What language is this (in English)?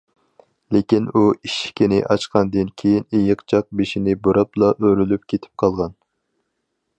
Uyghur